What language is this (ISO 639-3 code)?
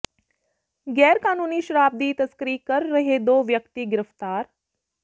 pan